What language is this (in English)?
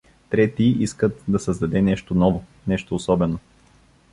Bulgarian